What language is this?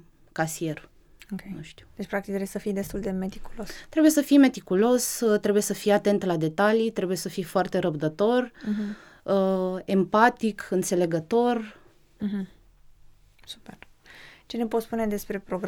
Romanian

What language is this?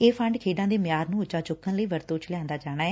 Punjabi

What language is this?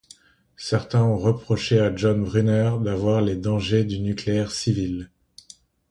French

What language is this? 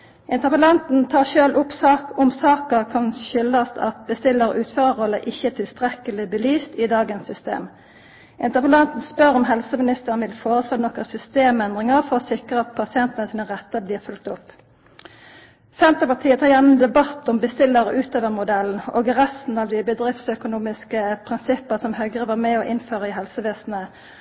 Norwegian Nynorsk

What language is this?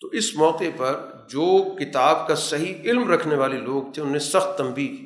Urdu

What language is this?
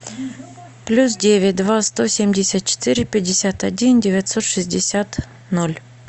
Russian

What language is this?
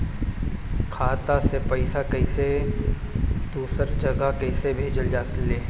Bhojpuri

